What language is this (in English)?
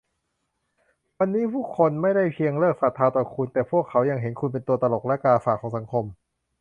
Thai